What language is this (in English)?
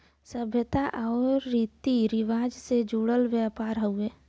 Bhojpuri